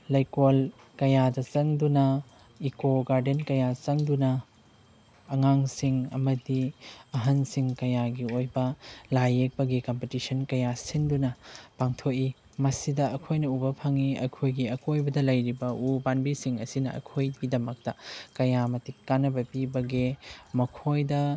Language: Manipuri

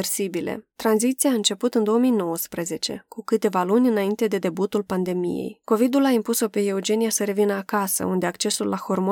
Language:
Romanian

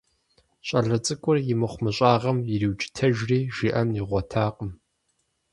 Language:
Kabardian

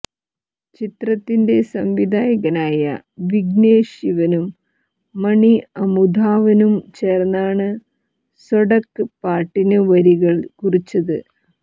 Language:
Malayalam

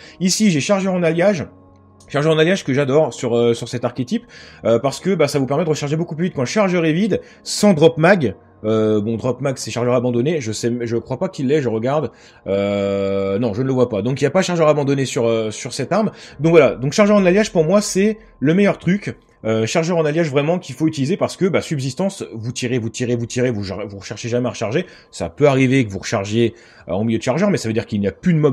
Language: French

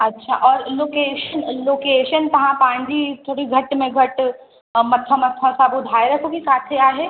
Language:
Sindhi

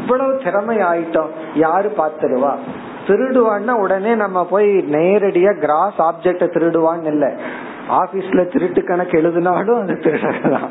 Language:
Tamil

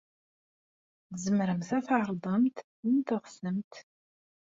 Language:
Kabyle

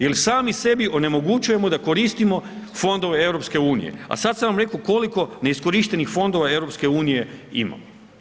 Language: Croatian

